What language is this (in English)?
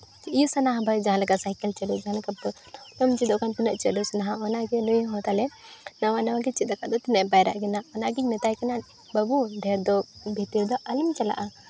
Santali